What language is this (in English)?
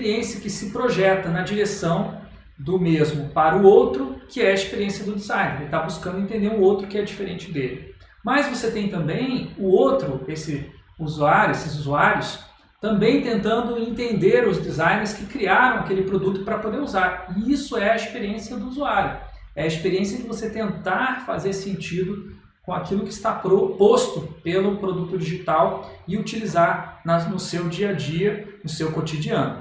Portuguese